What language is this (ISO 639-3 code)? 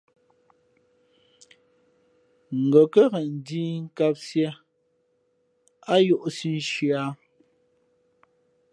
fmp